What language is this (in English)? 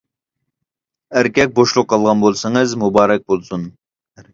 Uyghur